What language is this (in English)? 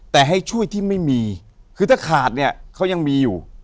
Thai